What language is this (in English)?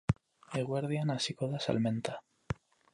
Basque